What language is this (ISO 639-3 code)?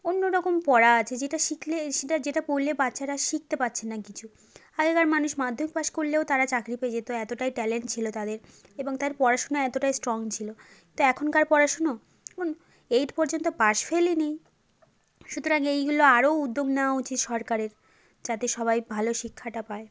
ben